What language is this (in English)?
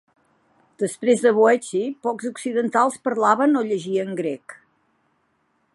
Catalan